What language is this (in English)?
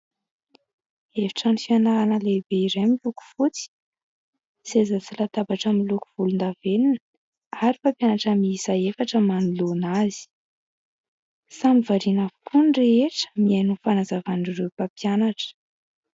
Malagasy